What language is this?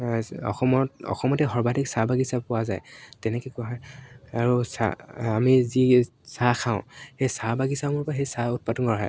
Assamese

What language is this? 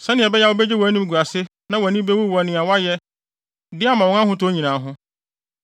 Akan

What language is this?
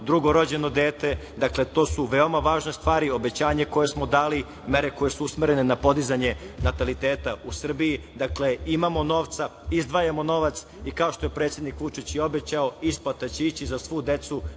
Serbian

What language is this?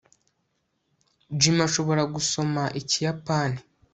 Kinyarwanda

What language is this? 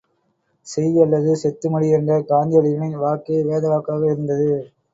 Tamil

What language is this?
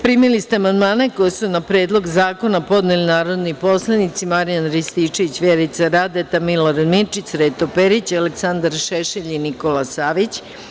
Serbian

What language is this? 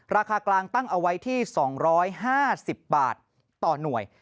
Thai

